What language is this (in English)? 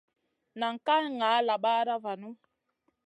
Masana